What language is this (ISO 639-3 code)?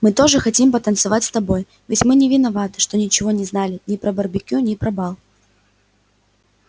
rus